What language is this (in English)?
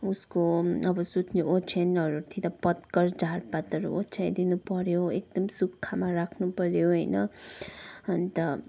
Nepali